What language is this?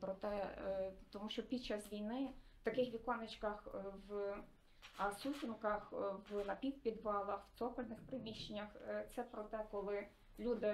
Ukrainian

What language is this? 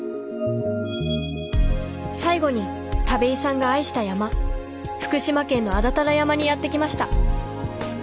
Japanese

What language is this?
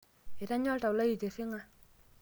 Masai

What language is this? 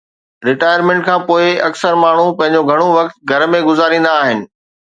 Sindhi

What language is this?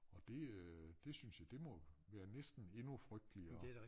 Danish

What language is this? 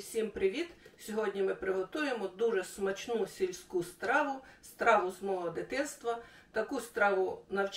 Ukrainian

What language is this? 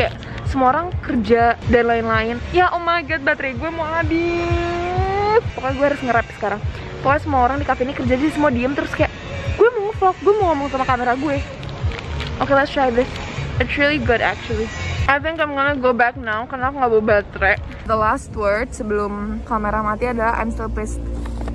Indonesian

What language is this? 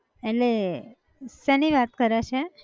Gujarati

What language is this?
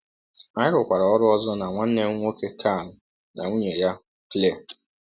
Igbo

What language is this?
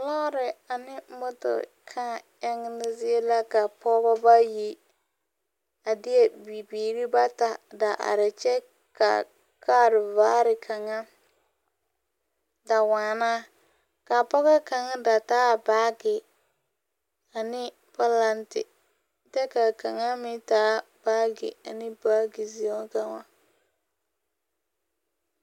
Southern Dagaare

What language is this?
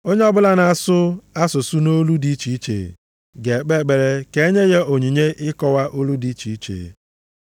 Igbo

